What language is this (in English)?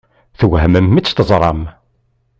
Kabyle